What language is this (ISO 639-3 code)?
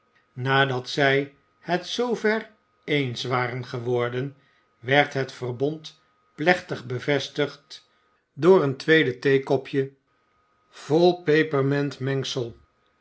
nld